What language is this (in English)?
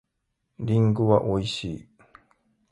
Japanese